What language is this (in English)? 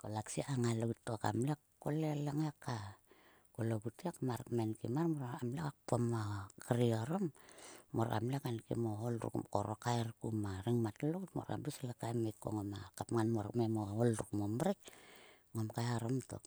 Sulka